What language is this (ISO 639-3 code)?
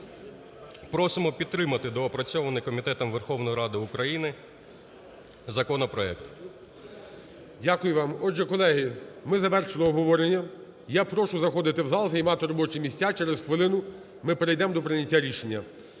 ukr